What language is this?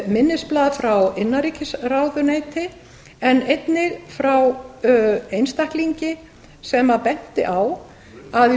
Icelandic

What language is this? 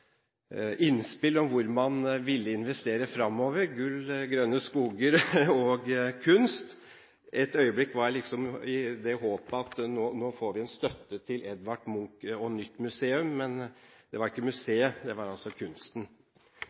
Norwegian Bokmål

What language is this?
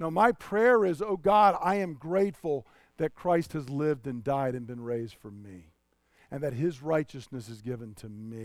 English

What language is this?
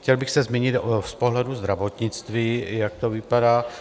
Czech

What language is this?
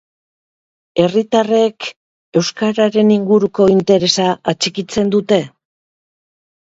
Basque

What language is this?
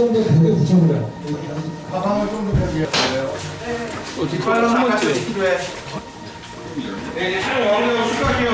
Korean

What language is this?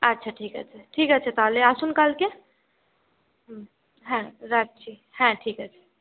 Bangla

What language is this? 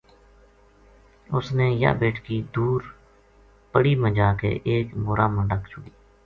Gujari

